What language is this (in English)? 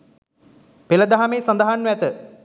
Sinhala